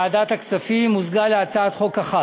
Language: Hebrew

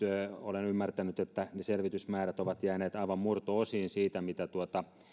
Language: Finnish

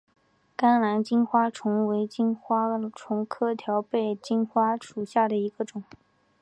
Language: Chinese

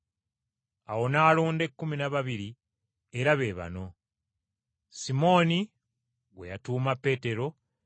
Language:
Ganda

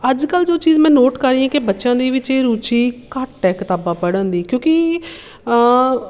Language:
Punjabi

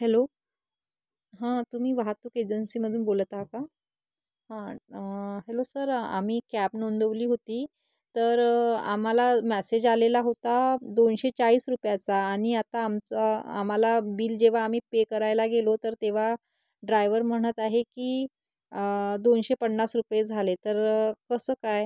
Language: Marathi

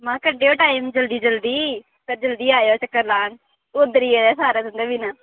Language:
Dogri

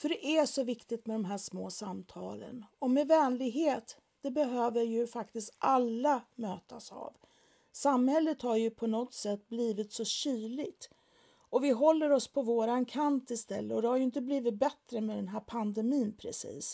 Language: Swedish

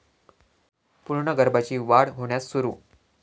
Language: Marathi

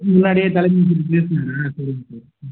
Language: Tamil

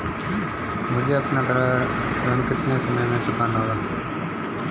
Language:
Hindi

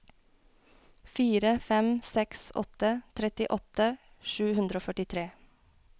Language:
Norwegian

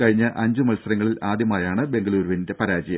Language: Malayalam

